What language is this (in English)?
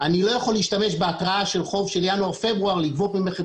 Hebrew